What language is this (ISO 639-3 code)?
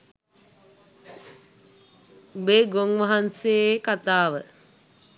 sin